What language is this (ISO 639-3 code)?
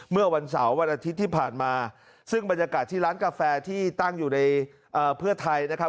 tha